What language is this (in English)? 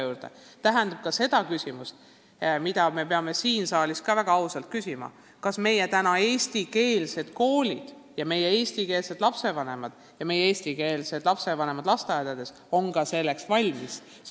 Estonian